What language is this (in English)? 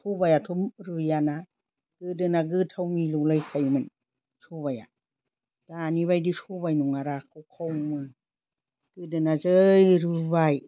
Bodo